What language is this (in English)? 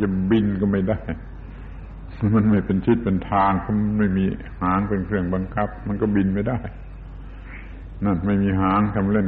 Thai